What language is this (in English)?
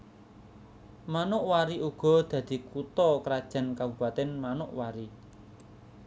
Javanese